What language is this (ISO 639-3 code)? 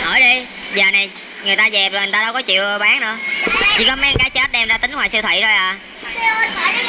vie